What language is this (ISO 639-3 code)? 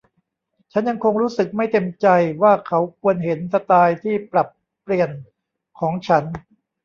tha